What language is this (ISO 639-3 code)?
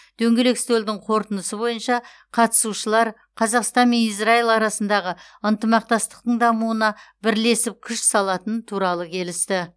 kaz